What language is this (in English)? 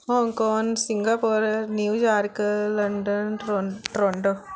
Punjabi